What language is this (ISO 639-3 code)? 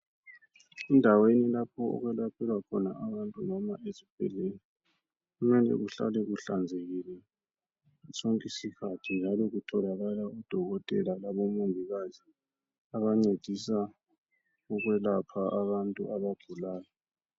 nde